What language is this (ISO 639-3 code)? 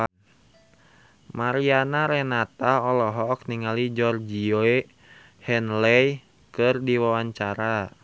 sun